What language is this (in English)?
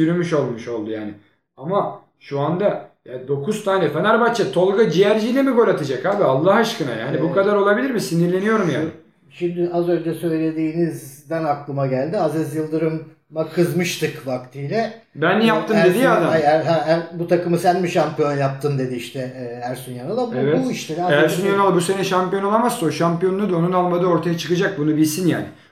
Turkish